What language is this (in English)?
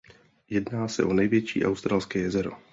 Czech